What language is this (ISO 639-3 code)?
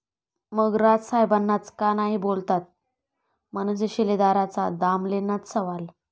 mar